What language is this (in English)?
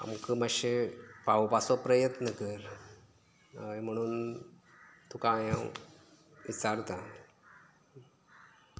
Konkani